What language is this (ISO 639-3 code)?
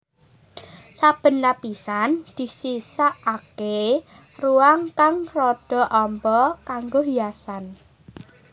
jav